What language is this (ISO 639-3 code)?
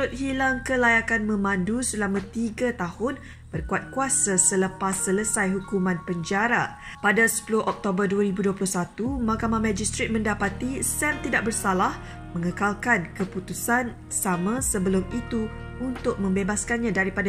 msa